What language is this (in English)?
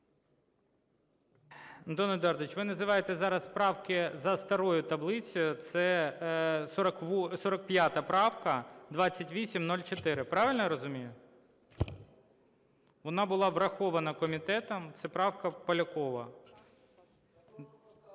Ukrainian